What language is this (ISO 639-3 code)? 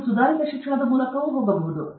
kan